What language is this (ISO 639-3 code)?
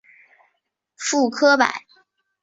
zho